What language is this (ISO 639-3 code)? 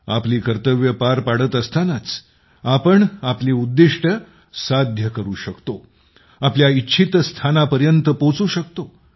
mar